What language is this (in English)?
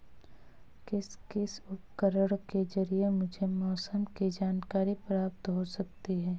Hindi